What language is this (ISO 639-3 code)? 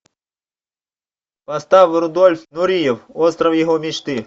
rus